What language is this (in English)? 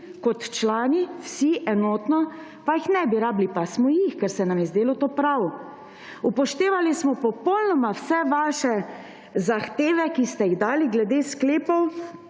Slovenian